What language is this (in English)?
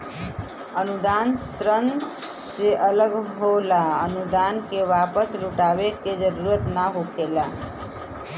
Bhojpuri